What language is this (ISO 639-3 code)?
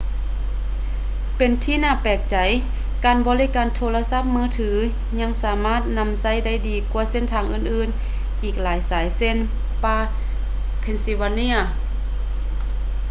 lao